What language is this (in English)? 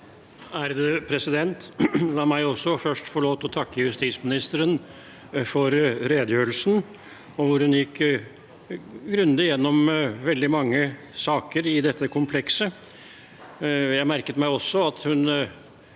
Norwegian